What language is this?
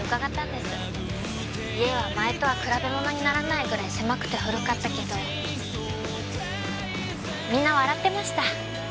Japanese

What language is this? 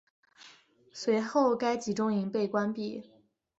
Chinese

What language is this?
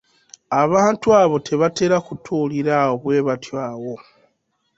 Ganda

